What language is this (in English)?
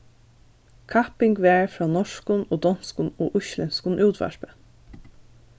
Faroese